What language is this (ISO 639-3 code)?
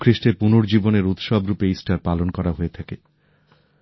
ben